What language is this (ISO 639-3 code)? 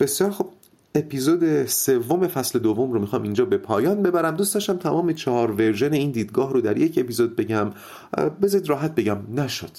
fas